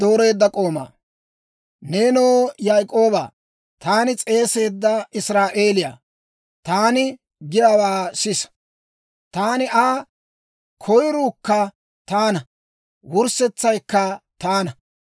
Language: Dawro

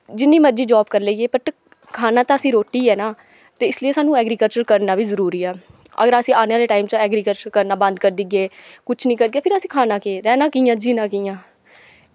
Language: Dogri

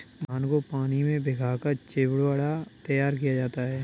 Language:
Hindi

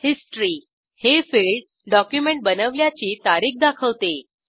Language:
Marathi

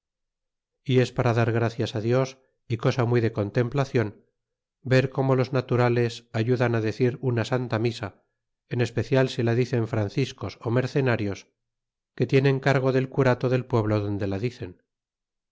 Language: Spanish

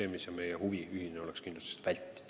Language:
Estonian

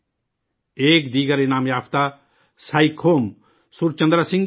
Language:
Urdu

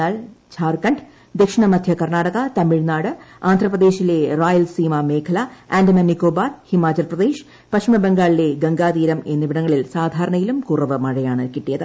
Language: Malayalam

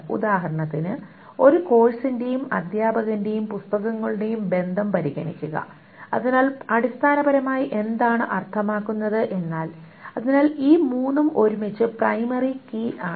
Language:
Malayalam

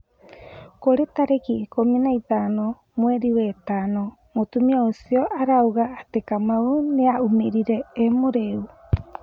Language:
Kikuyu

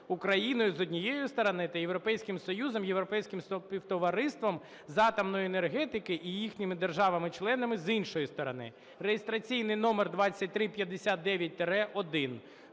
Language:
Ukrainian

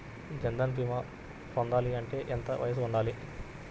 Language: Telugu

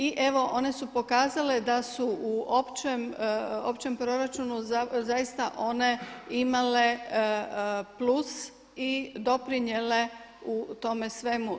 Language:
Croatian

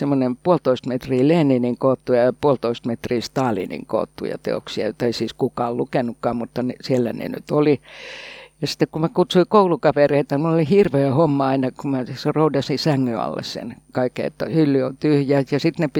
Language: Finnish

